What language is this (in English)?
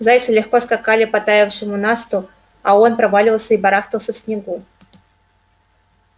Russian